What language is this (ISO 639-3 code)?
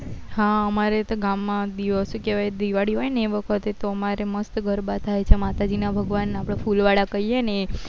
guj